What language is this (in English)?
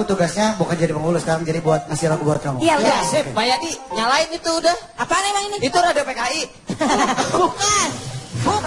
Indonesian